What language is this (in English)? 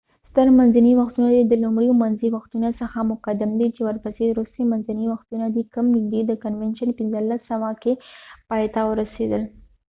Pashto